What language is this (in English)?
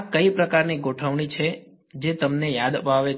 Gujarati